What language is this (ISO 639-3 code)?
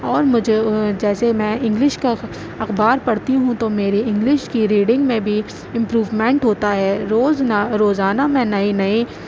urd